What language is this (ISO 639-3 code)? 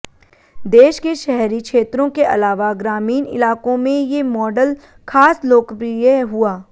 hin